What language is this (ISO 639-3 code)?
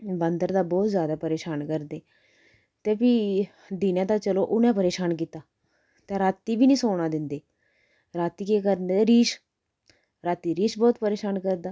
doi